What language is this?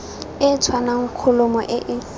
Tswana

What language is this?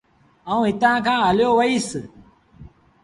Sindhi Bhil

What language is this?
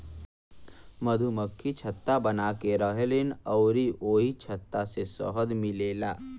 Bhojpuri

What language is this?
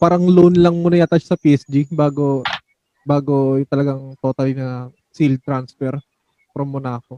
Filipino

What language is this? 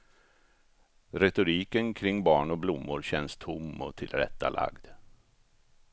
Swedish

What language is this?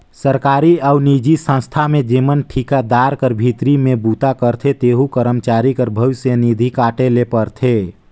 Chhattisgarhi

